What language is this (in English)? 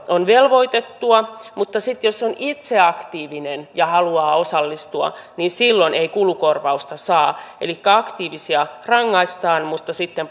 Finnish